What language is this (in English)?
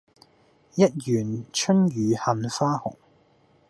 Cantonese